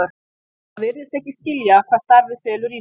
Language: Icelandic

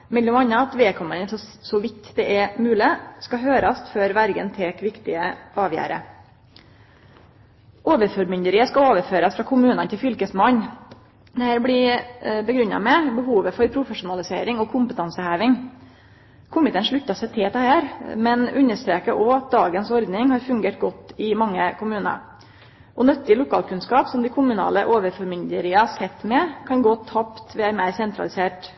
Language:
Norwegian Nynorsk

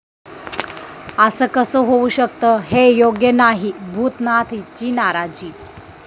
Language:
Marathi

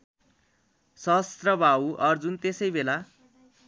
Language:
Nepali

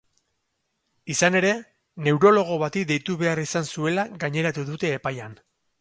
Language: Basque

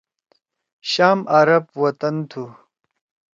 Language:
Torwali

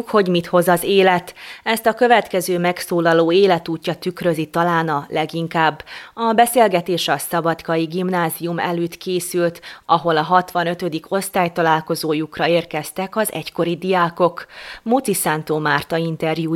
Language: Hungarian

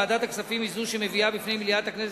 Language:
Hebrew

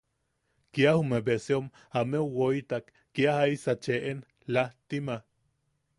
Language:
Yaqui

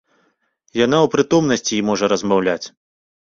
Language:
Belarusian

